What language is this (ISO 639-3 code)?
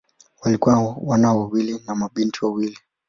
swa